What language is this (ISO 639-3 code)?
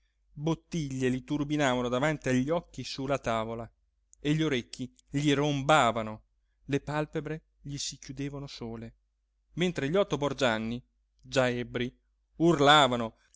ita